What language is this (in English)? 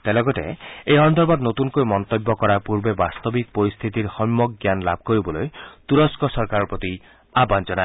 Assamese